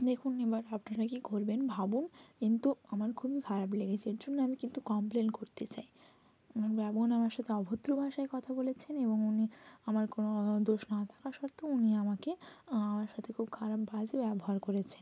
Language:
Bangla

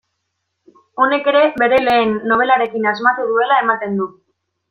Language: Basque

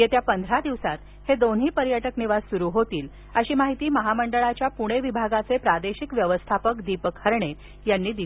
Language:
Marathi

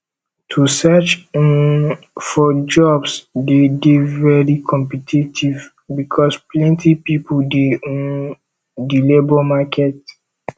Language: Nigerian Pidgin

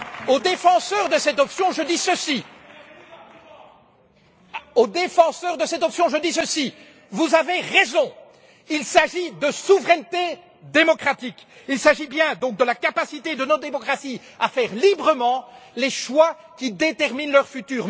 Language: French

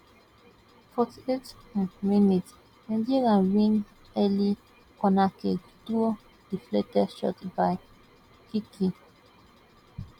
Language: Nigerian Pidgin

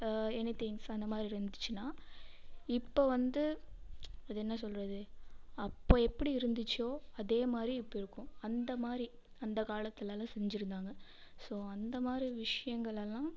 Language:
Tamil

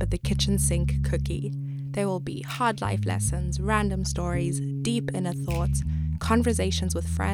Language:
English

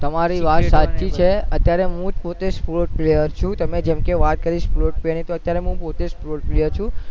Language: Gujarati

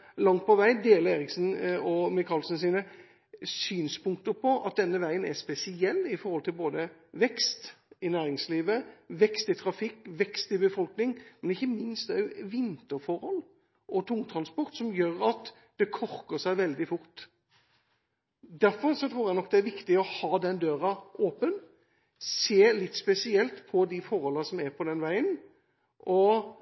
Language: Norwegian Bokmål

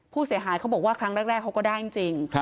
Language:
Thai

